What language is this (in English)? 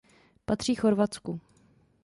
Czech